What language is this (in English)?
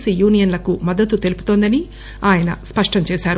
Telugu